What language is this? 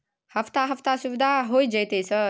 Maithili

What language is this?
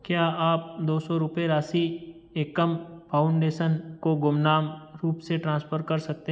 Hindi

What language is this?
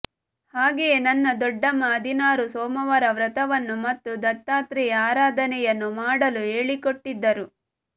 Kannada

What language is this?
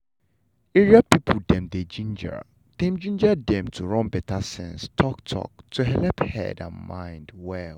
Nigerian Pidgin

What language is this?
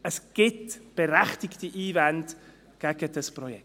Swiss German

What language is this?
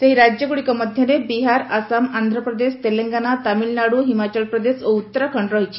Odia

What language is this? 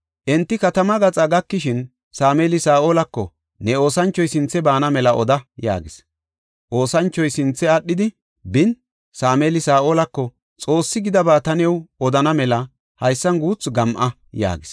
Gofa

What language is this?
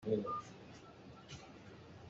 Hakha Chin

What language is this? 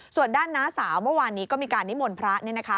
Thai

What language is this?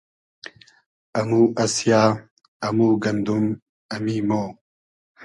Hazaragi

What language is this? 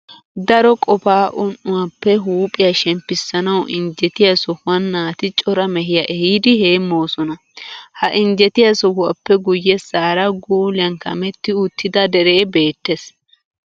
Wolaytta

